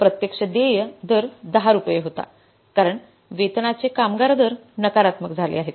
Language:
Marathi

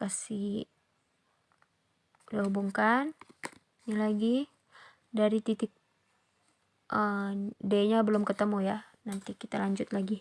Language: Indonesian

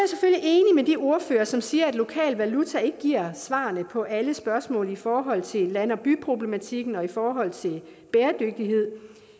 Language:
Danish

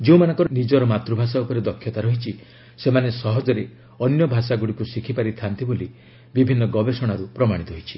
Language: Odia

